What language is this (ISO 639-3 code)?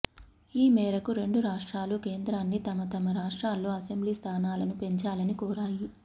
tel